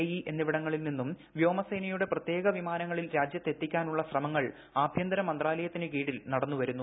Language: Malayalam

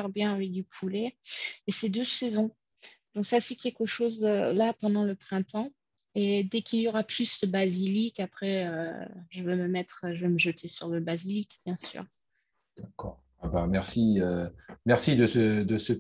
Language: French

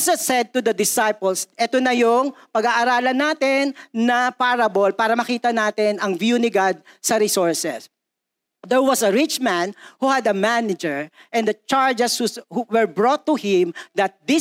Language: Filipino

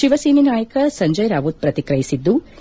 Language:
Kannada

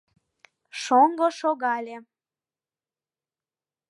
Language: Mari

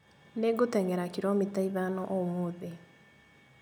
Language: Kikuyu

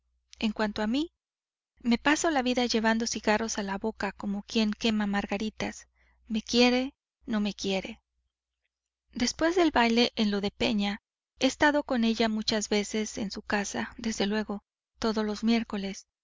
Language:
Spanish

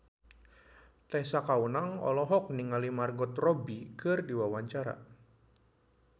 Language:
Sundanese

